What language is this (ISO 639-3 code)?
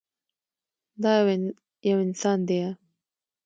pus